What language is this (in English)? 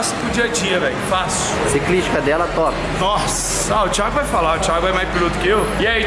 Portuguese